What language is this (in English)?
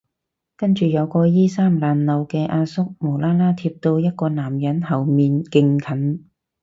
Cantonese